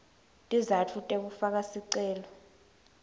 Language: Swati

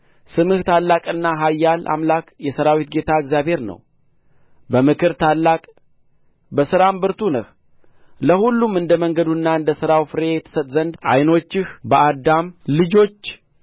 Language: Amharic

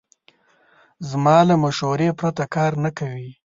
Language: Pashto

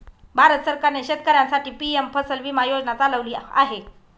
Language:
Marathi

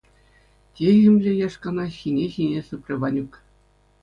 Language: Chuvash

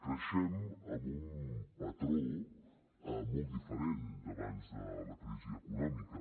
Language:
Catalan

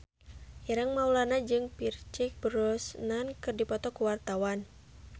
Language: Sundanese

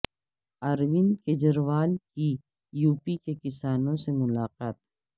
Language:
Urdu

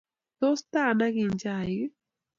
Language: Kalenjin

